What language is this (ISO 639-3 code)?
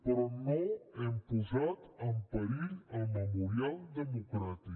cat